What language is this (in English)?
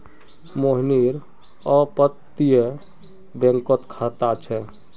Magahi